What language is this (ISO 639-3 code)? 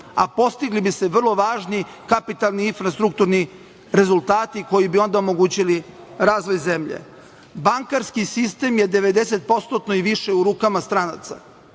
srp